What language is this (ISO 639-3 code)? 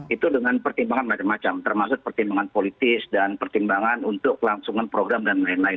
ind